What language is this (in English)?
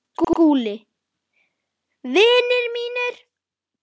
Icelandic